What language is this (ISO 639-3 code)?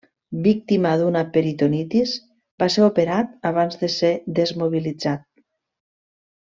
cat